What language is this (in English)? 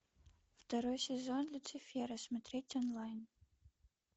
Russian